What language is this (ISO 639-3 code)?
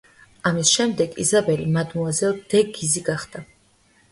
kat